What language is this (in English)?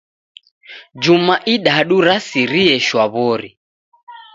Taita